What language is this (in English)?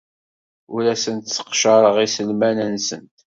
Kabyle